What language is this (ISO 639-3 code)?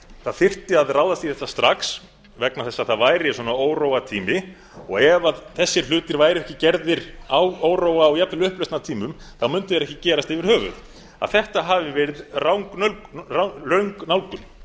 isl